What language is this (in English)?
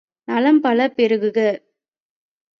Tamil